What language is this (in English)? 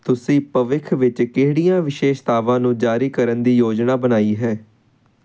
Punjabi